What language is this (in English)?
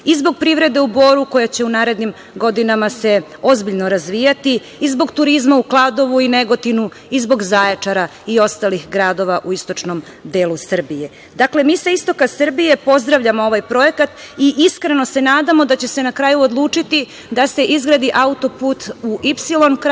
Serbian